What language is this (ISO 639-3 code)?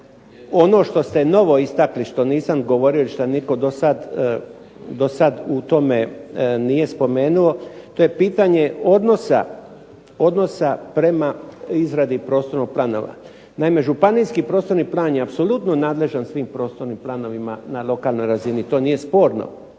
hrv